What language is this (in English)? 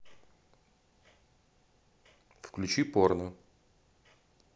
Russian